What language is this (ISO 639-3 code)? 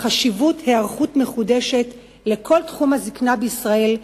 heb